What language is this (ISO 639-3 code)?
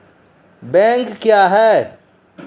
mai